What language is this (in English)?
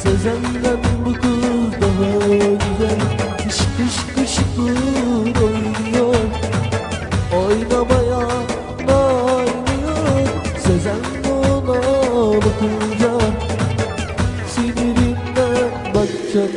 Vietnamese